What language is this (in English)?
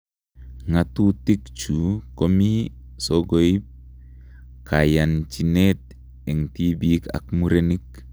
Kalenjin